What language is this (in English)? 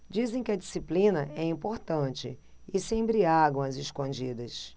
Portuguese